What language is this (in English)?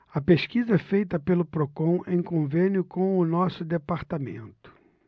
Portuguese